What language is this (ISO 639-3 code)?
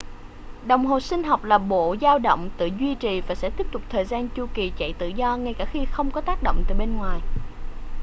vie